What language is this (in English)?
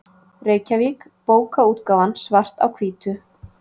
Icelandic